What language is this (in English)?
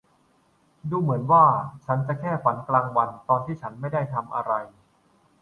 Thai